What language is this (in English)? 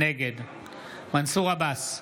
Hebrew